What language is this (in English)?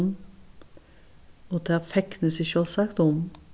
Faroese